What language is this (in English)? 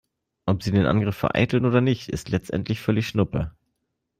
German